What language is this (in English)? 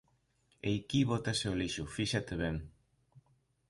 Galician